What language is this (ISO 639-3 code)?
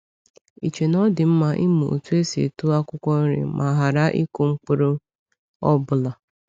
ibo